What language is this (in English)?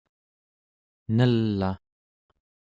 Central Yupik